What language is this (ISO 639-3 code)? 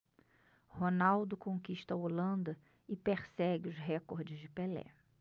por